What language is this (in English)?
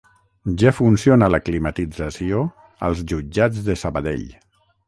Catalan